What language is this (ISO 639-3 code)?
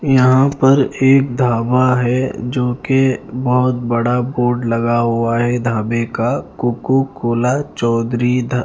hin